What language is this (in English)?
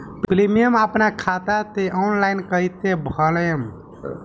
Bhojpuri